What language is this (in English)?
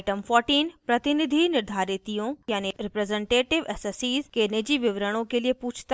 Hindi